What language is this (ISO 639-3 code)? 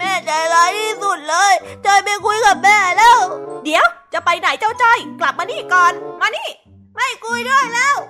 tha